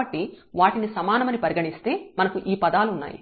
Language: Telugu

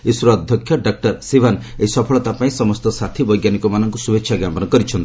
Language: Odia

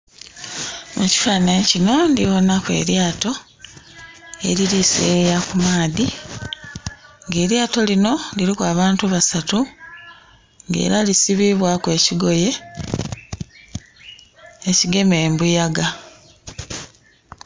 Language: Soga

